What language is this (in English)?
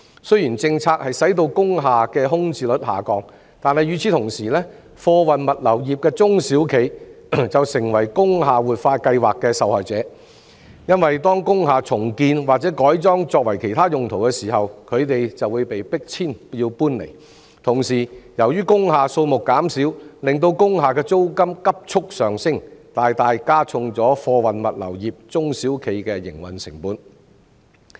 Cantonese